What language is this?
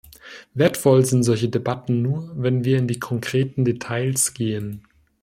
German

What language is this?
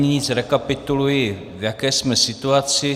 Czech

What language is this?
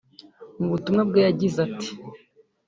Kinyarwanda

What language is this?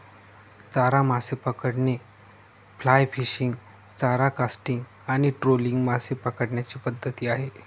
Marathi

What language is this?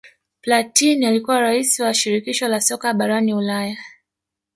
Swahili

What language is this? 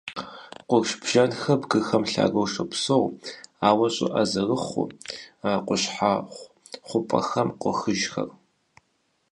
Kabardian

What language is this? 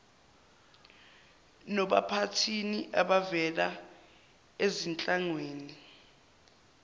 Zulu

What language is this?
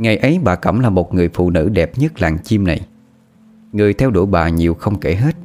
Vietnamese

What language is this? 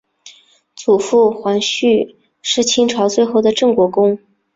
Chinese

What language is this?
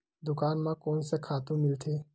Chhattisgarhi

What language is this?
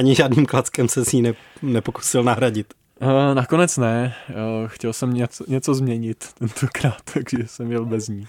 Czech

